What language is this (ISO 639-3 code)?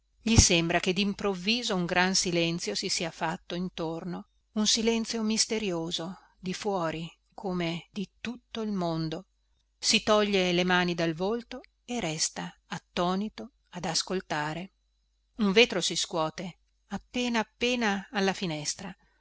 ita